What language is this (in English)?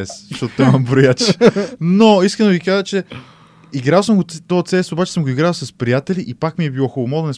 Bulgarian